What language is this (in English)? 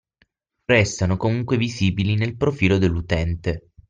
Italian